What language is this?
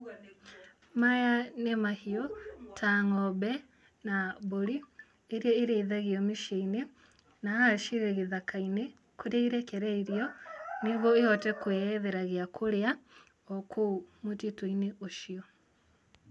Kikuyu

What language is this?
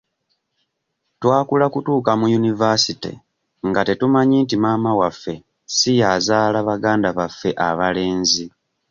Ganda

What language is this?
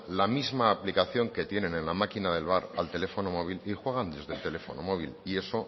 Spanish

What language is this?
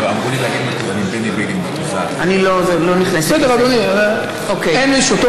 Hebrew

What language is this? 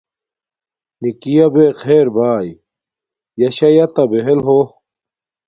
Domaaki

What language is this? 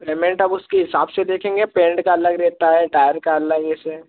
Hindi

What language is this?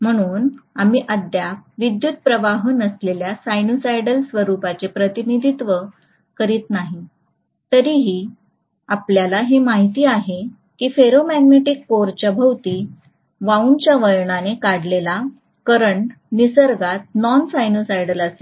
Marathi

